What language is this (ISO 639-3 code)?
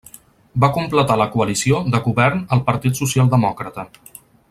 cat